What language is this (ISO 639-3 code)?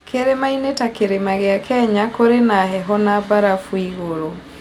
kik